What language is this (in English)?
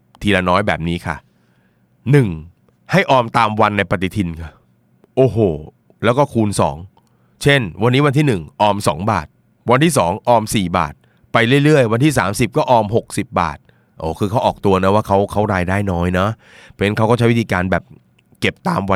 Thai